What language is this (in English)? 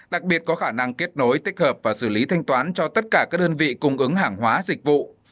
Vietnamese